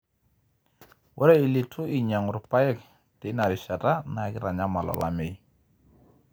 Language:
Masai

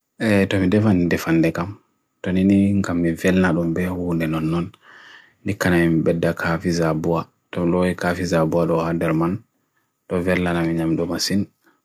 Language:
Bagirmi Fulfulde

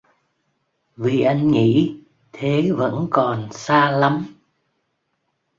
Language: Vietnamese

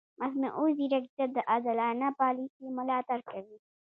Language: Pashto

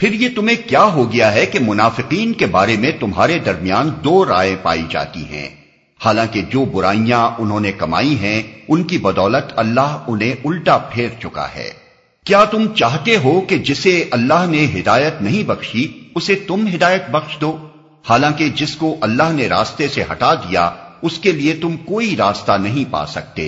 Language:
Urdu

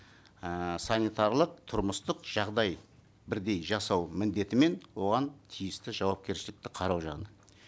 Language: Kazakh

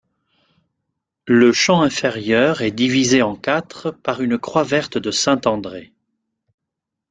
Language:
French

